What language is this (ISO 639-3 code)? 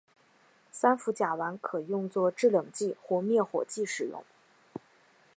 zho